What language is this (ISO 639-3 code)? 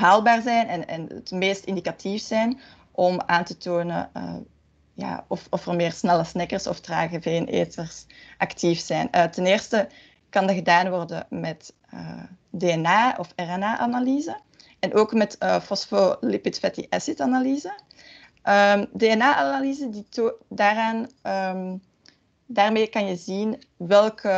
nld